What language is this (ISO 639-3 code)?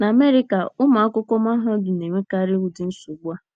ibo